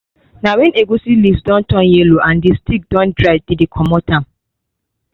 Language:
Nigerian Pidgin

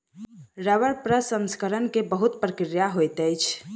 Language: Maithili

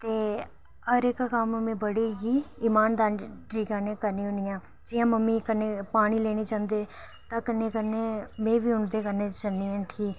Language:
Dogri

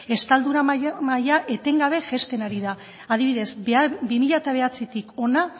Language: Basque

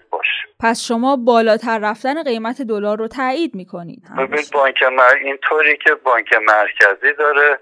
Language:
Persian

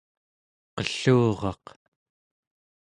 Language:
Central Yupik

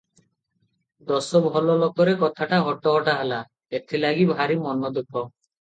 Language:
Odia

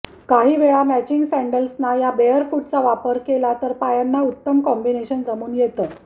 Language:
Marathi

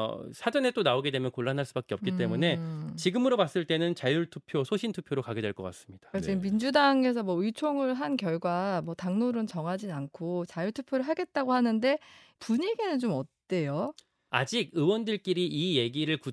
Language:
Korean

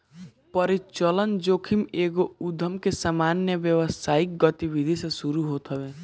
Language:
Bhojpuri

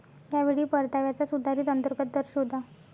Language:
Marathi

